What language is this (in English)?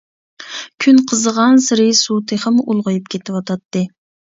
Uyghur